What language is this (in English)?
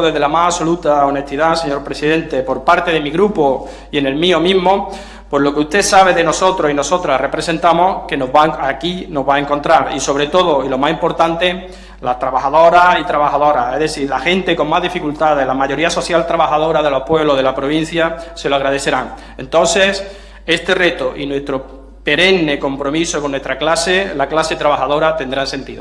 Spanish